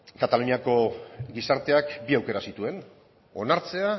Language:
Basque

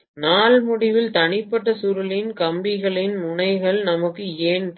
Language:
Tamil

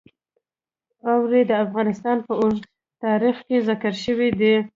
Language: Pashto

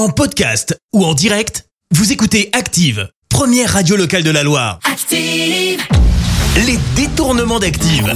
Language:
French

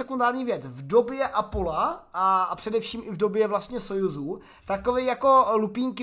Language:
Czech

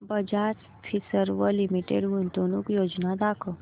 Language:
Marathi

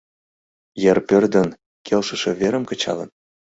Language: Mari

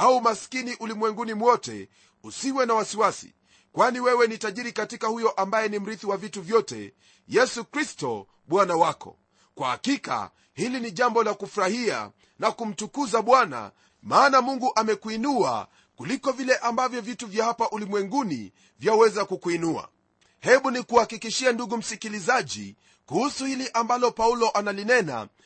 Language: Swahili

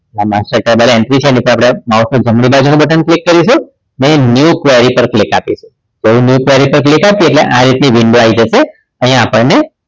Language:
Gujarati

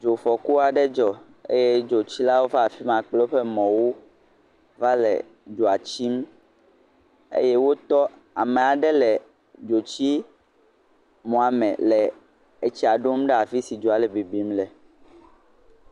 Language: Ewe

